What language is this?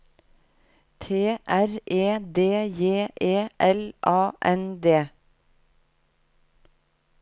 Norwegian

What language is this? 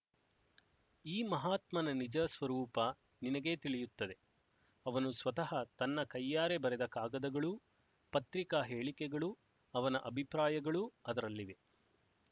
Kannada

